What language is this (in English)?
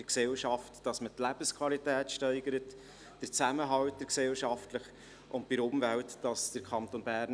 Swiss German